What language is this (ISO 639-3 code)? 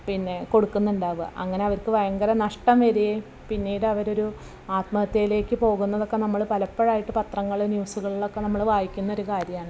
mal